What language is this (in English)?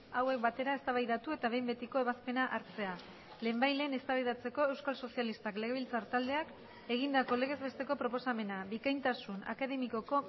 Basque